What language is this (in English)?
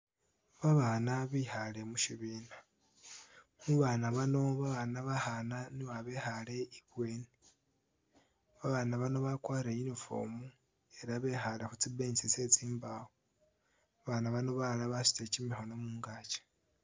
Masaaba